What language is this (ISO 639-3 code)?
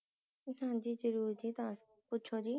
pan